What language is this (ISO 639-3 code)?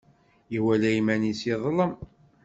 kab